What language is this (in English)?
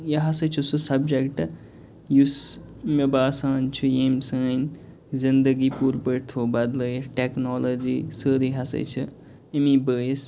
Kashmiri